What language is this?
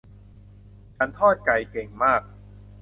Thai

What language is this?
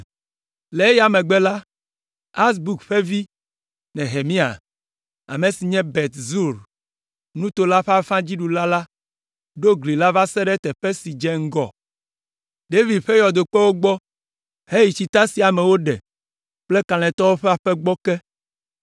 Ewe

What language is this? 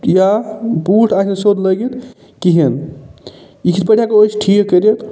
Kashmiri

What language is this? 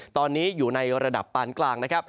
Thai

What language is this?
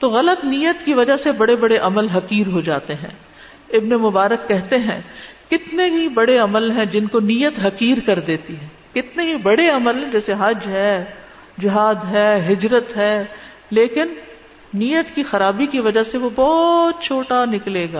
Urdu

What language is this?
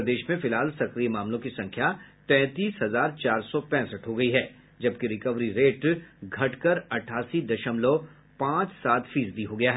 Hindi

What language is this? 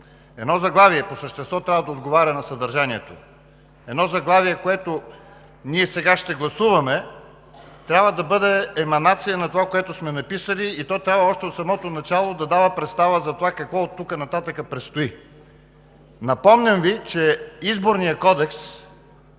Bulgarian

